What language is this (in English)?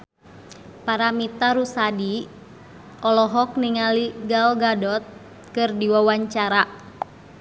Sundanese